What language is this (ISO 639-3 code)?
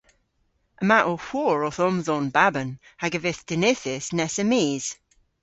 cor